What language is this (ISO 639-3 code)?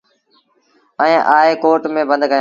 sbn